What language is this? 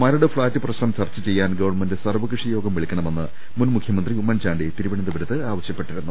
Malayalam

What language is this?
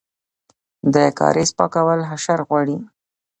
Pashto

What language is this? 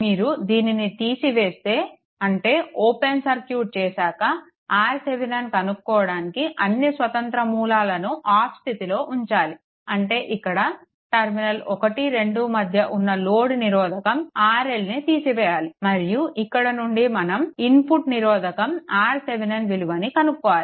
Telugu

